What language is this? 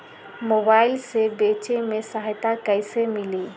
Magahi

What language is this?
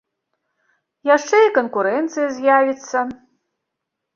Belarusian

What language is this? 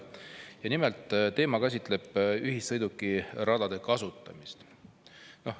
Estonian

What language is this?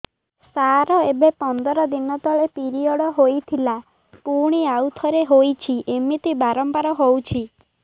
Odia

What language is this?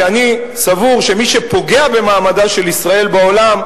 Hebrew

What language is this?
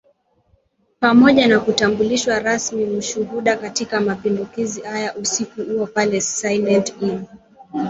Swahili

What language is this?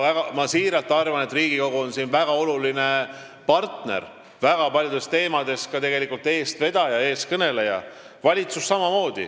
Estonian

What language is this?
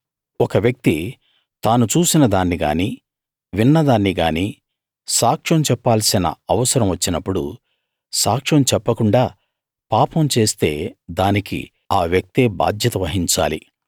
Telugu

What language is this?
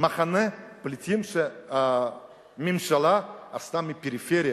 Hebrew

